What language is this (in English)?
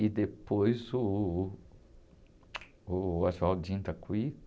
Portuguese